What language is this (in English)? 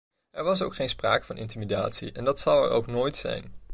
Dutch